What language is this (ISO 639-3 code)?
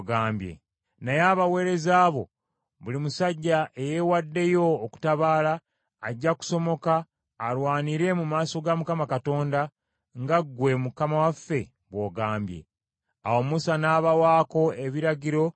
lug